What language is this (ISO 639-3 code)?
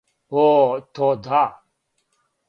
srp